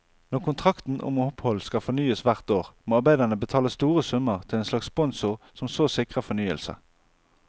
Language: Norwegian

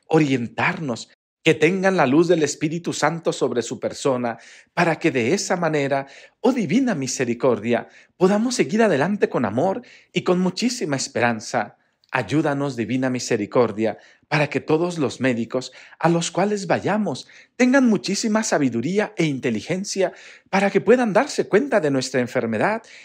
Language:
Spanish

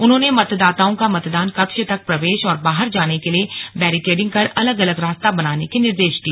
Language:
Hindi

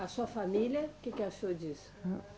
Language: Portuguese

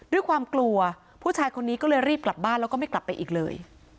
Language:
Thai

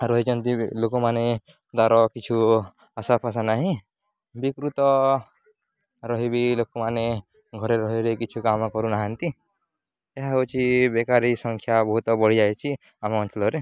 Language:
Odia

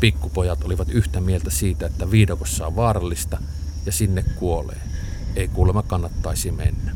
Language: Finnish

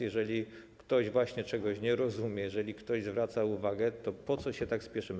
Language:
Polish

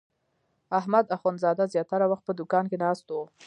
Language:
Pashto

